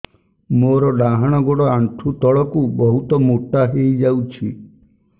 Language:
Odia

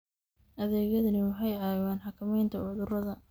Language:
Somali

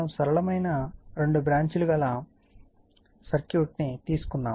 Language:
Telugu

